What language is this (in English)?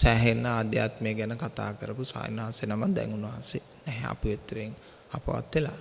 Indonesian